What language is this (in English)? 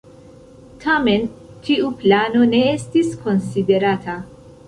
Esperanto